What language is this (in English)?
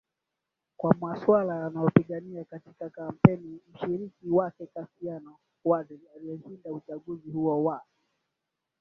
Swahili